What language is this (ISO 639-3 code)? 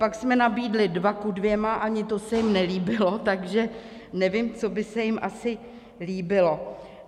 ces